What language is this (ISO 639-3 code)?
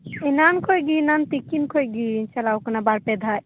sat